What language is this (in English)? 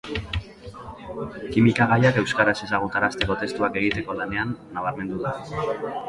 Basque